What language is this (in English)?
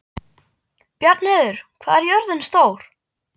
Icelandic